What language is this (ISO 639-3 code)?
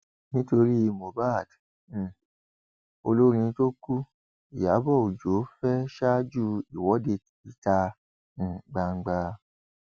yor